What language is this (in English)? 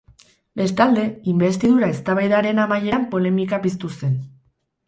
Basque